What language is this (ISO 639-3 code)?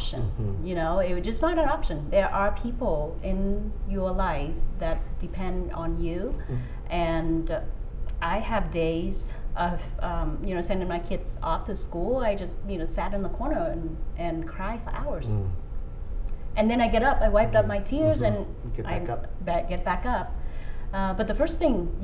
eng